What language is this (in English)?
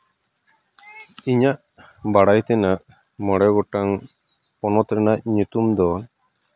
Santali